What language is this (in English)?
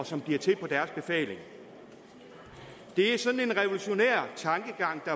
Danish